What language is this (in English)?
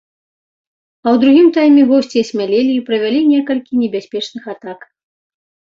Belarusian